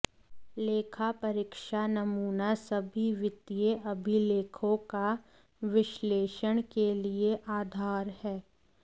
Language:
Hindi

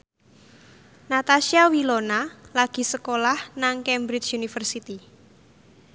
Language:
Javanese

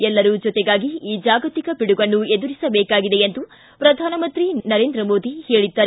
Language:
Kannada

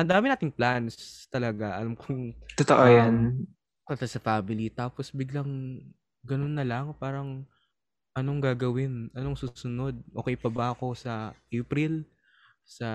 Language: Filipino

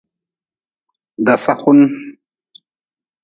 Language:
Nawdm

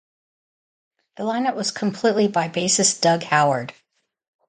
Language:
English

